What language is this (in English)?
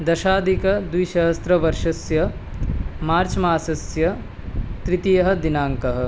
Sanskrit